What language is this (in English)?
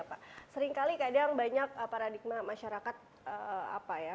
Indonesian